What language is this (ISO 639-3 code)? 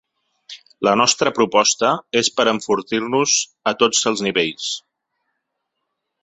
cat